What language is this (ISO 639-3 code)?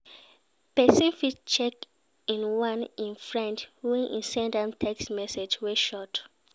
pcm